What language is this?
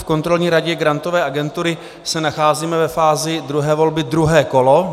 Czech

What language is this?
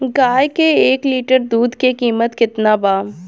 Bhojpuri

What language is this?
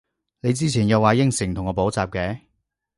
Cantonese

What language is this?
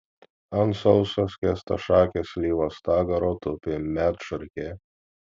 Lithuanian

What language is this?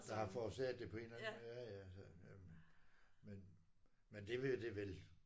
Danish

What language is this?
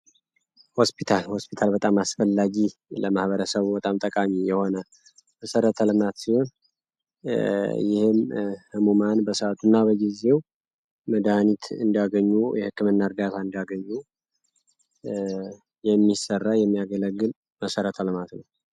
Amharic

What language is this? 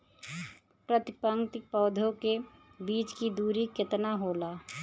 Bhojpuri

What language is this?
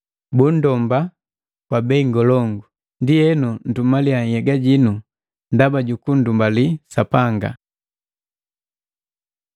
Matengo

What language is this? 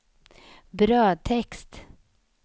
Swedish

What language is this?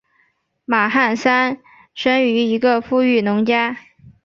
Chinese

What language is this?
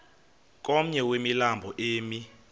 Xhosa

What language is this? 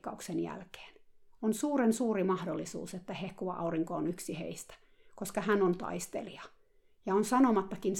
Finnish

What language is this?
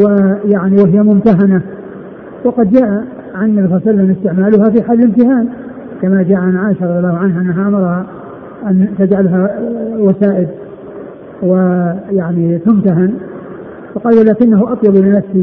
Arabic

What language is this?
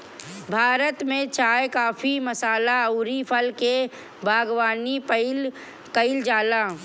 Bhojpuri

